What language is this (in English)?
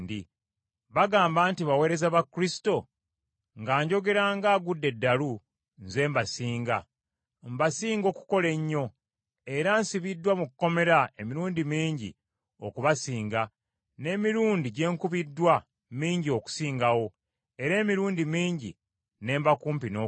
Ganda